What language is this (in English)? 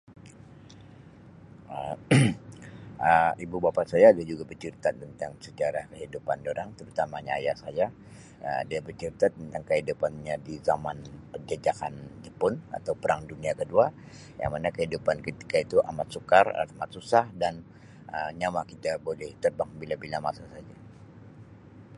Sabah Malay